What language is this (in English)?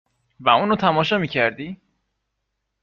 Persian